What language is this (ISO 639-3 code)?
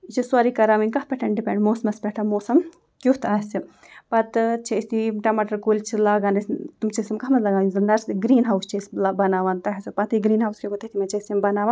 kas